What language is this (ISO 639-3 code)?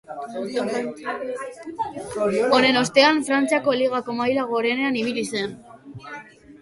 eus